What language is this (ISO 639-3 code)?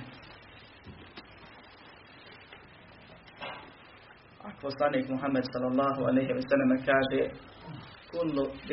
hrv